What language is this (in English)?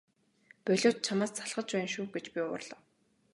Mongolian